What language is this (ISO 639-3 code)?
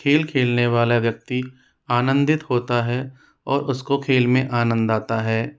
hin